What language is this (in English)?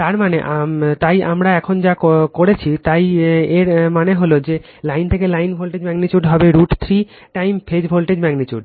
Bangla